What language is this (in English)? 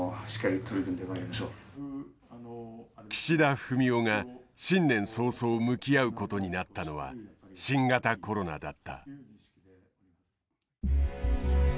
Japanese